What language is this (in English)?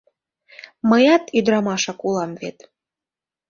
Mari